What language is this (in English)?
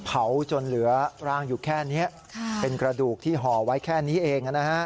Thai